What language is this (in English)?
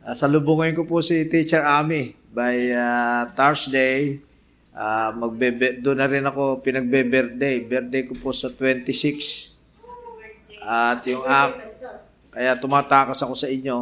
Filipino